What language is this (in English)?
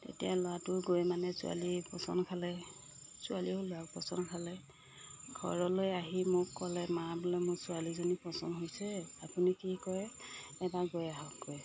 Assamese